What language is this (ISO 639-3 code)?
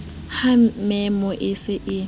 sot